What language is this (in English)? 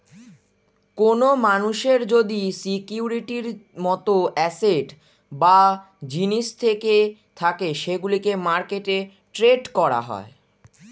Bangla